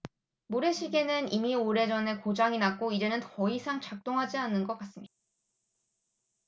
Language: Korean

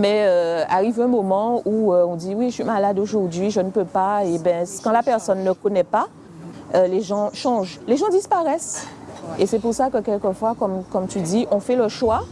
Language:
French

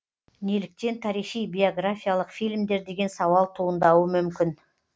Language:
Kazakh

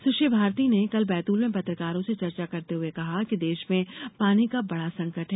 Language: Hindi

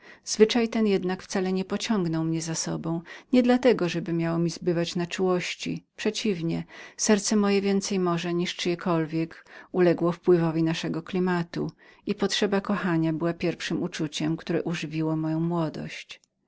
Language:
Polish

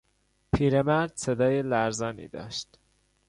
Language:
Persian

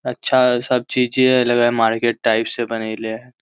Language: Magahi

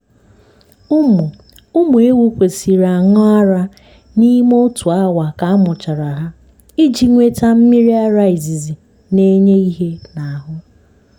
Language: Igbo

